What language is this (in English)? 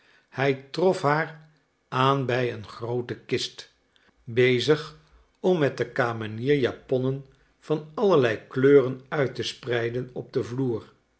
Dutch